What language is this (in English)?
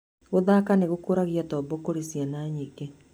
Kikuyu